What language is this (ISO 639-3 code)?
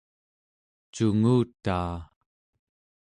esu